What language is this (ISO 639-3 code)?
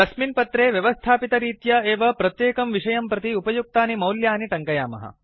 san